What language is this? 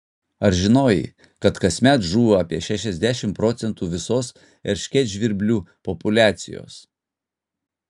Lithuanian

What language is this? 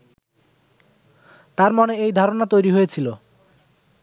Bangla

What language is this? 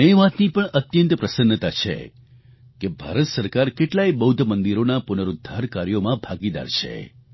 Gujarati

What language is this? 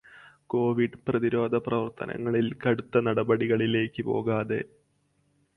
Malayalam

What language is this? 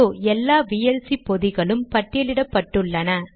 Tamil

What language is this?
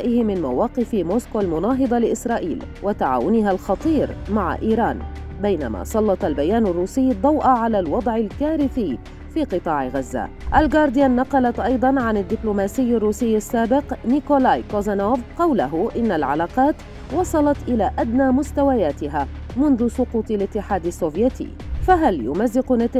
Arabic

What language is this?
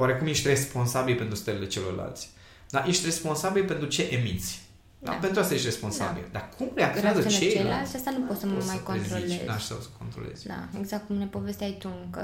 Romanian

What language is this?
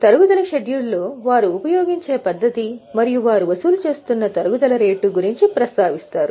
Telugu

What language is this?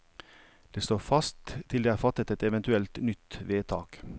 Norwegian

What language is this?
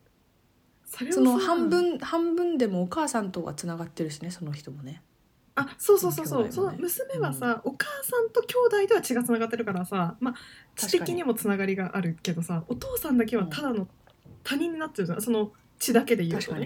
Japanese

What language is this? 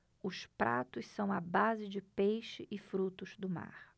Portuguese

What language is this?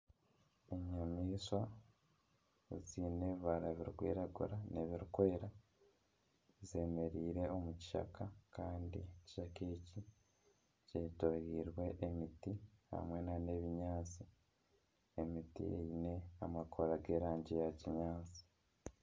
Nyankole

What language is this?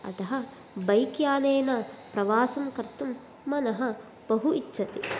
Sanskrit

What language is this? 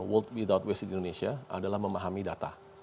Indonesian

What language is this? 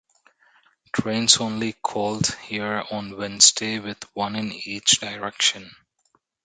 English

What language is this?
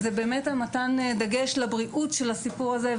Hebrew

